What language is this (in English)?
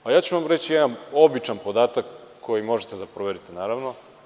Serbian